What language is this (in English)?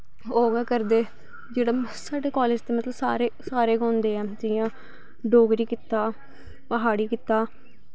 Dogri